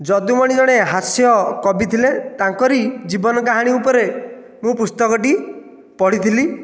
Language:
Odia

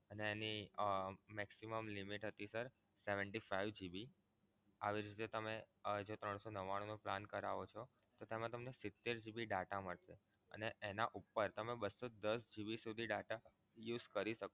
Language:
Gujarati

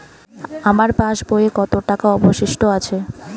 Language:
Bangla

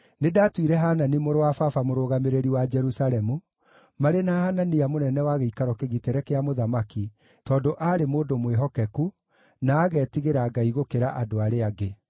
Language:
Kikuyu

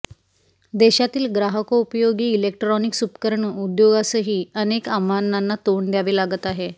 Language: Marathi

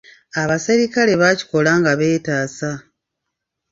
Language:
Ganda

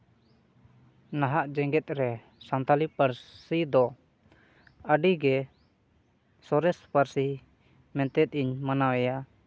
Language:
Santali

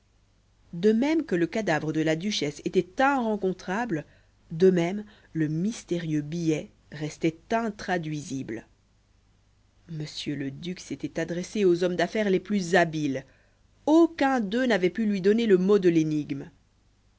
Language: French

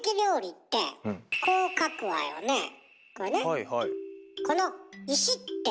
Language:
Japanese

